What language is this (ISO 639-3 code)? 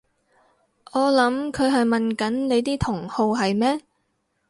yue